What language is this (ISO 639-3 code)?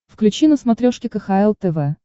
rus